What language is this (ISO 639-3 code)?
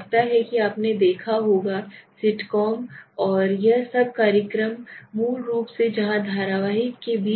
hin